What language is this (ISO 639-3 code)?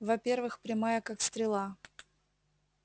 rus